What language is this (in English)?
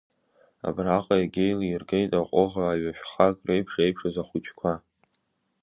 Abkhazian